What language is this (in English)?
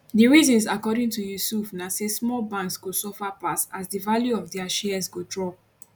Nigerian Pidgin